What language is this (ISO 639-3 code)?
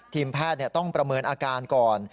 tha